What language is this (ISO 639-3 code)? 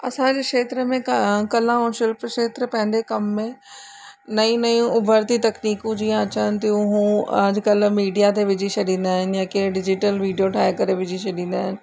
snd